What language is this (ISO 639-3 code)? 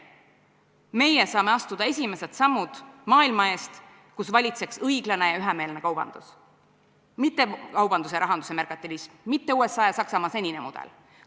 est